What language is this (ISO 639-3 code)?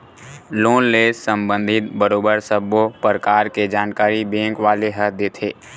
hne